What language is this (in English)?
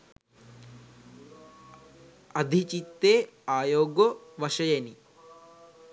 Sinhala